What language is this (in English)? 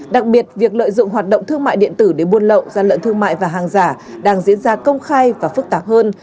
Vietnamese